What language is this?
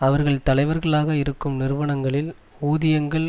Tamil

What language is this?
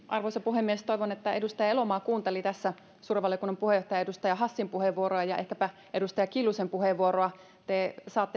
Finnish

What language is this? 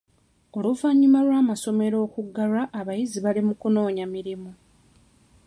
Ganda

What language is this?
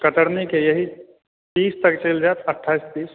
Maithili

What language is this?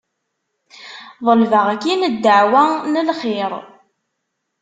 Kabyle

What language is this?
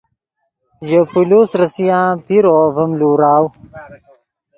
Yidgha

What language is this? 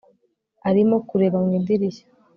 Kinyarwanda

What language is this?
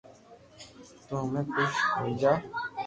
Loarki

